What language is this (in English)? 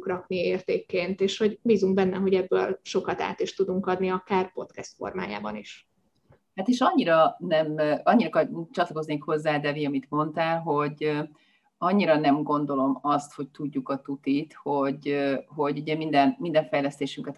Hungarian